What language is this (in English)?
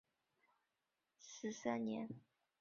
Chinese